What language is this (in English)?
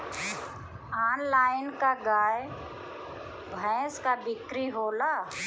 Bhojpuri